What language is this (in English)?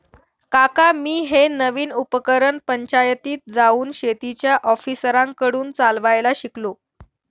Marathi